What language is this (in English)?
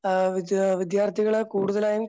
Malayalam